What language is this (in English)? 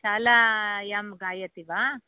Sanskrit